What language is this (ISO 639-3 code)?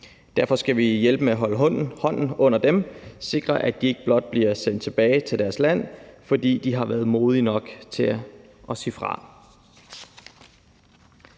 dan